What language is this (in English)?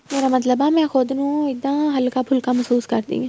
Punjabi